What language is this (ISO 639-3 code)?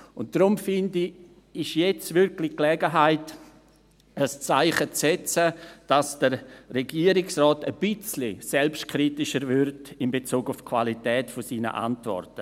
gsw